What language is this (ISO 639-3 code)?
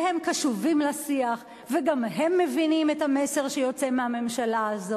heb